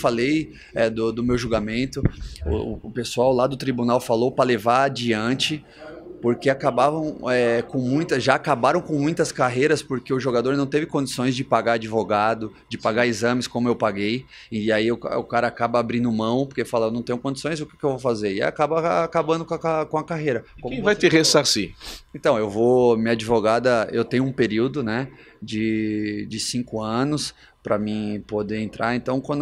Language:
Portuguese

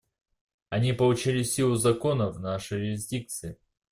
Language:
Russian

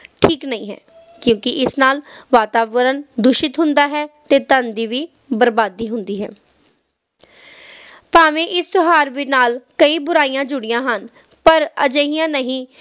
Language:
Punjabi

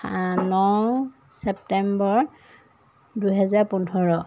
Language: Assamese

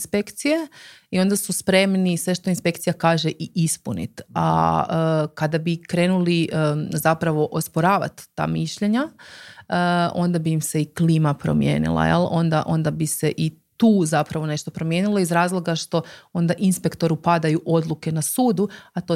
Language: Croatian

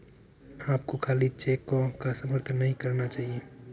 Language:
Hindi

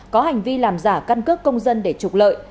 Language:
Vietnamese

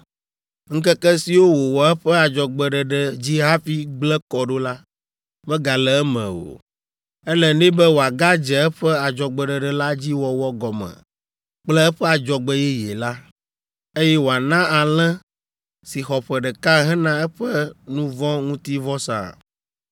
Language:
Ewe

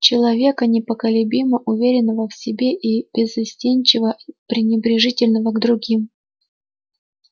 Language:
Russian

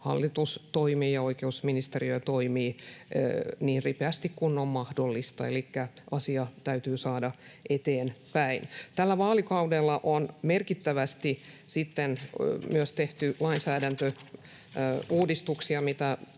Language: Finnish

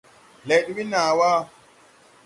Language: Tupuri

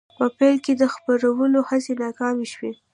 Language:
Pashto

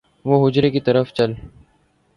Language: Urdu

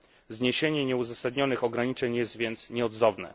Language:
Polish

